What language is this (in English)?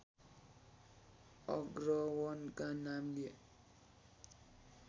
Nepali